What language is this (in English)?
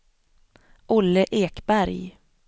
Swedish